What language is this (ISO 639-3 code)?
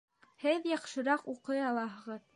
bak